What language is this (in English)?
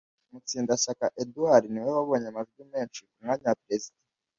Kinyarwanda